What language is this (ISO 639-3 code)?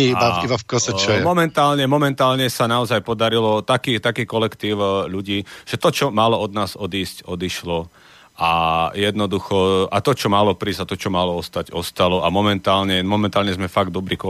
slk